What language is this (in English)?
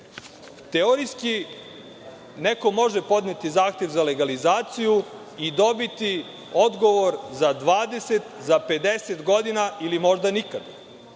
Serbian